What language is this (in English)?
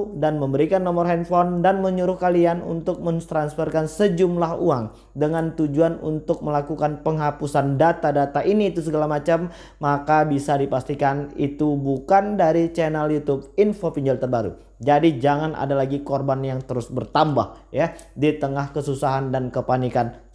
Indonesian